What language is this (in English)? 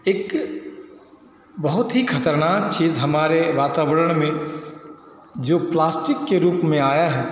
Hindi